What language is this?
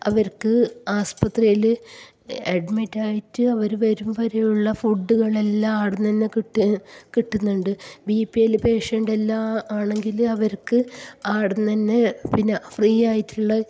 Malayalam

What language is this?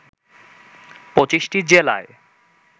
Bangla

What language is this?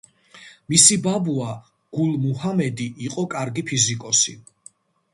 Georgian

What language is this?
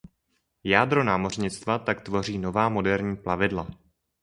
Czech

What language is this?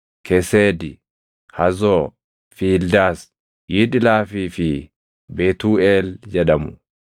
Oromo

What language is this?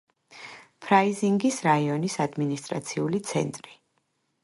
Georgian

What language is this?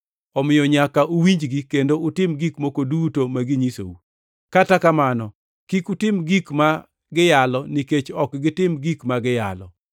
Luo (Kenya and Tanzania)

